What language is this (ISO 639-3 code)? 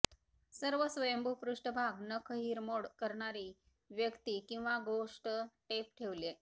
mar